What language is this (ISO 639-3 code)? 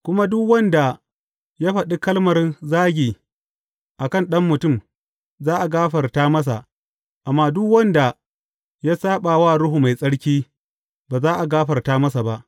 hau